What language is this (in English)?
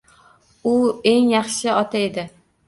Uzbek